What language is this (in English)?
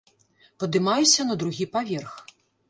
Belarusian